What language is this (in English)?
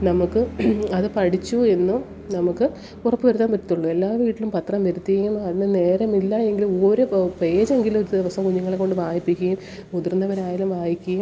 Malayalam